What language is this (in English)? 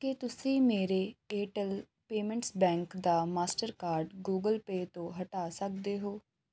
Punjabi